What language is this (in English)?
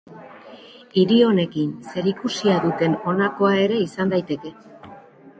Basque